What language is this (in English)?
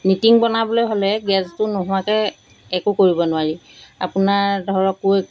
Assamese